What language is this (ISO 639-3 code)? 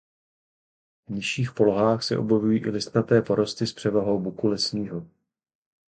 ces